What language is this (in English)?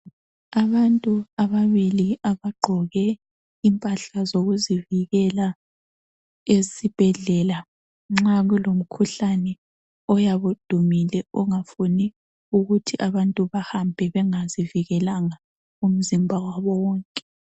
North Ndebele